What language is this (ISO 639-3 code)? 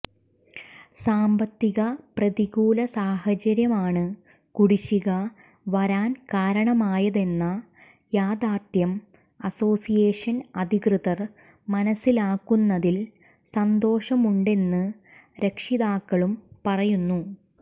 mal